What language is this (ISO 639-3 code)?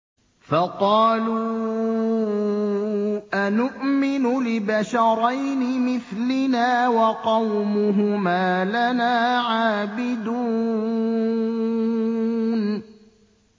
ara